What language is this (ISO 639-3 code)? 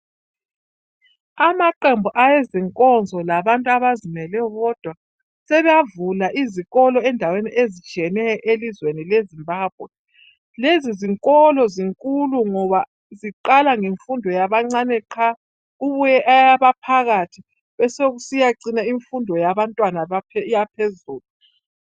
nde